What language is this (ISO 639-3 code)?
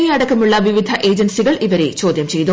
mal